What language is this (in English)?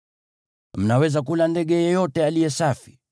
Swahili